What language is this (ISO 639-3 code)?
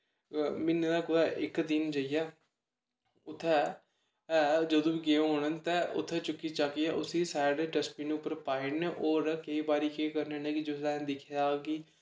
doi